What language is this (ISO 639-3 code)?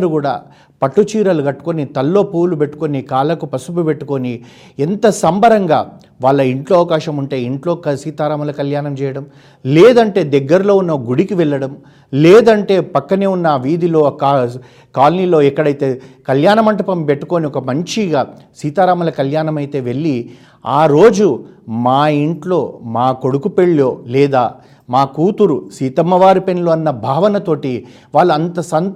tel